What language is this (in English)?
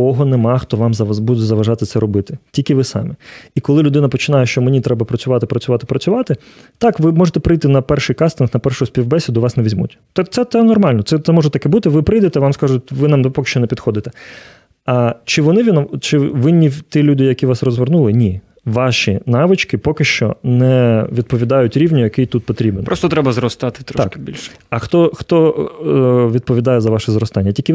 Ukrainian